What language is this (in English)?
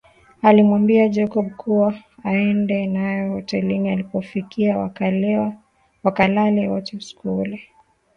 Swahili